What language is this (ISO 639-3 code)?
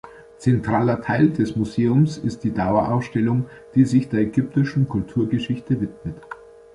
deu